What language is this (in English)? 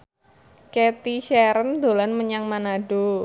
Javanese